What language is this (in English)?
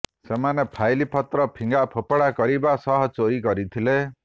Odia